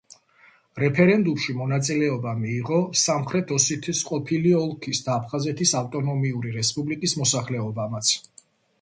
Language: Georgian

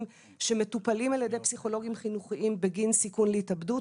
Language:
Hebrew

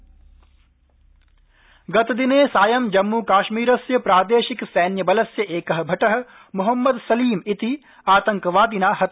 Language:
Sanskrit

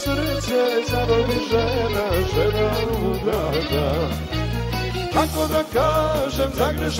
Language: Romanian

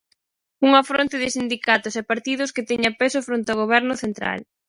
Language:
Galician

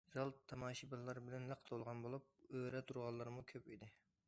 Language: Uyghur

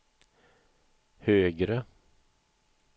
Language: Swedish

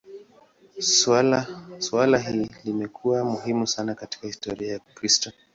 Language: Swahili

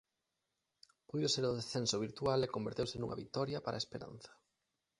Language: Galician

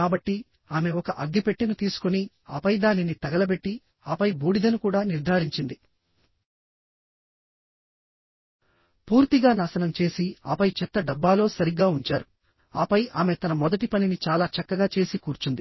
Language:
Telugu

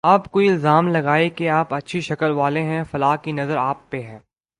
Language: Urdu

